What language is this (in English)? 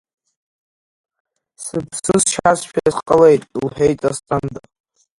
Abkhazian